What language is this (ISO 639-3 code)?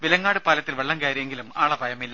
mal